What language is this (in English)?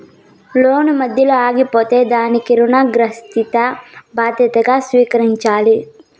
Telugu